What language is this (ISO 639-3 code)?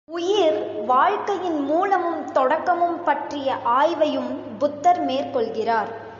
tam